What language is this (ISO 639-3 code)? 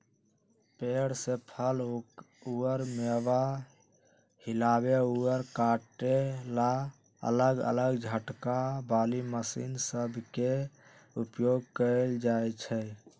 mag